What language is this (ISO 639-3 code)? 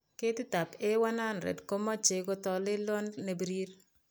kln